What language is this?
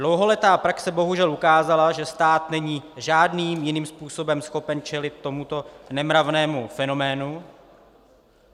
Czech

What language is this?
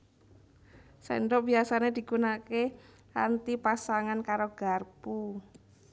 Javanese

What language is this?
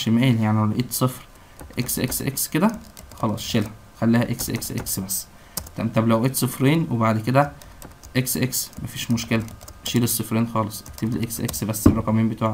Arabic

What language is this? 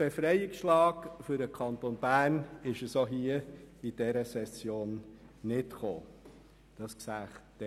Swiss German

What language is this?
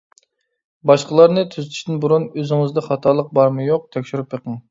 Uyghur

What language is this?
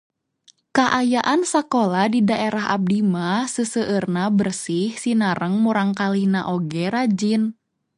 Sundanese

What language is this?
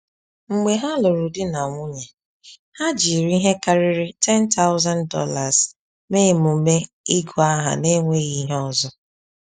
Igbo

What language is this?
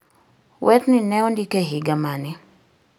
Luo (Kenya and Tanzania)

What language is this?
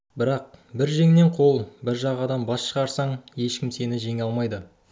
Kazakh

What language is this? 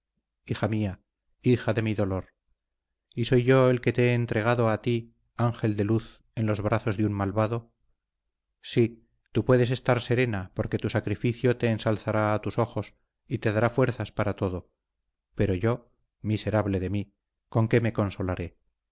Spanish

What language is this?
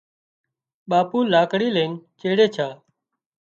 Wadiyara Koli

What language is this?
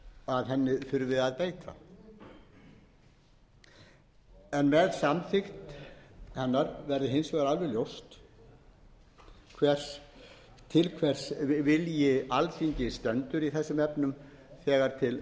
Icelandic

